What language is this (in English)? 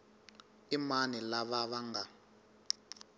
Tsonga